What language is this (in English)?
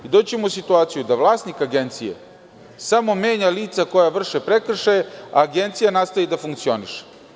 Serbian